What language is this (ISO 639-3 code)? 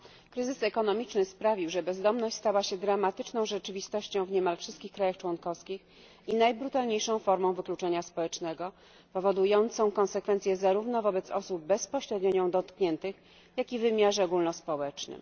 pol